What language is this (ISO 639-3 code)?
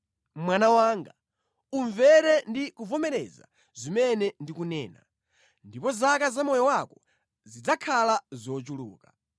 nya